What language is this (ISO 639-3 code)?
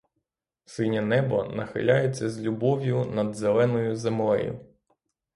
ukr